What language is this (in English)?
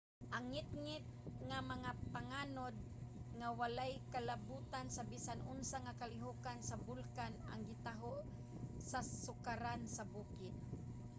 Cebuano